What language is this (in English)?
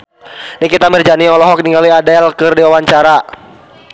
Sundanese